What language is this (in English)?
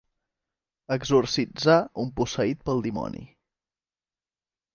Catalan